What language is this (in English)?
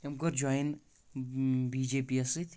Kashmiri